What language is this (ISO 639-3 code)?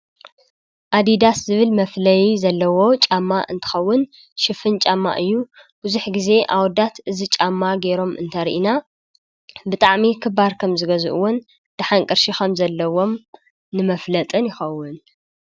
tir